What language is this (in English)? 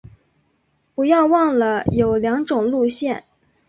Chinese